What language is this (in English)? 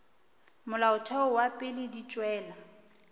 Northern Sotho